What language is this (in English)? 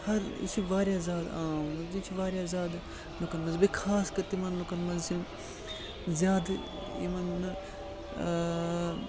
Kashmiri